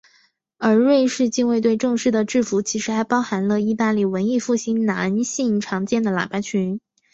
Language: Chinese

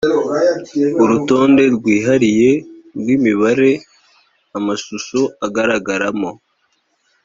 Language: Kinyarwanda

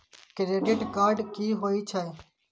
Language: Maithili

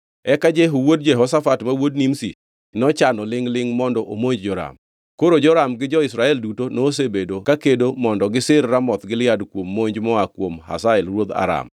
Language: Luo (Kenya and Tanzania)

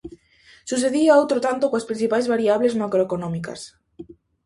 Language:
Galician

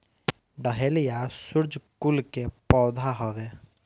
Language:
Bhojpuri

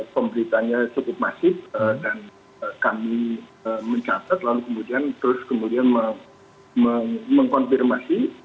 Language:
Indonesian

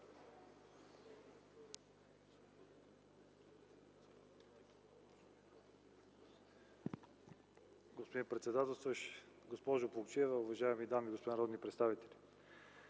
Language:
Bulgarian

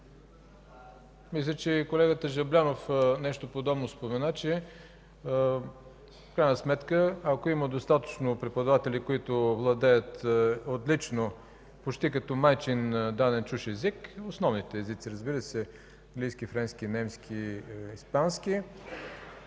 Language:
Bulgarian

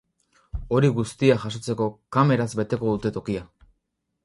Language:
Basque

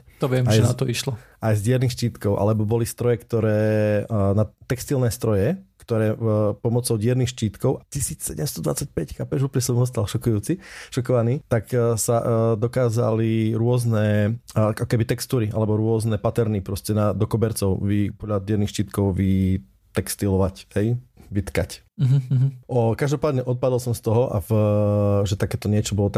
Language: Slovak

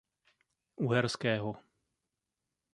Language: Czech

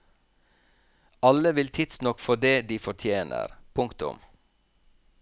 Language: Norwegian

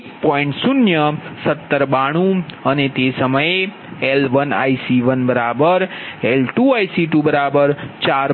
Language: Gujarati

